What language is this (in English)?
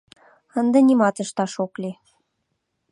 Mari